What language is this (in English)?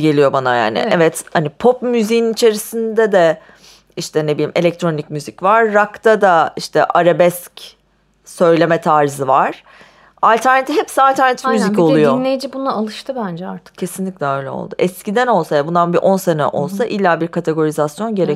Turkish